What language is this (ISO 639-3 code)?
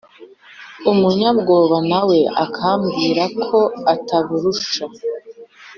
kin